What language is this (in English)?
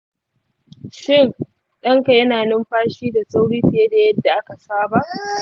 Hausa